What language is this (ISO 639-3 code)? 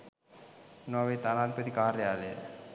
sin